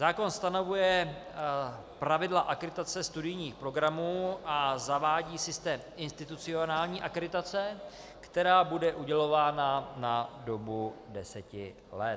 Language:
Czech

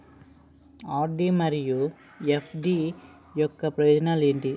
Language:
Telugu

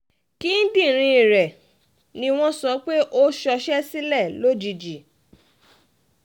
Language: Yoruba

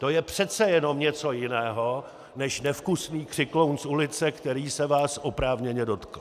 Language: Czech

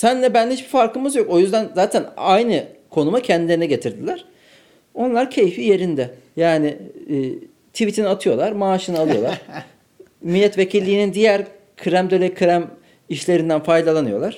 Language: Turkish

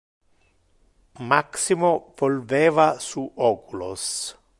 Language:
Interlingua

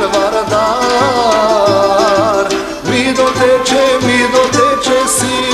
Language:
Romanian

